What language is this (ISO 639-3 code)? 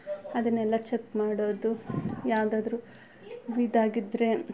kan